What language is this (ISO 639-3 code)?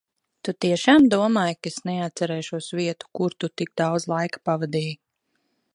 lav